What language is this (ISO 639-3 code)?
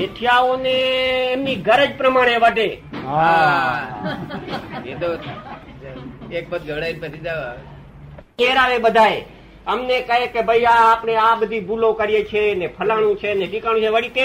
guj